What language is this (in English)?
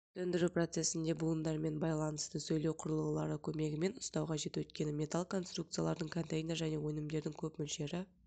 Kazakh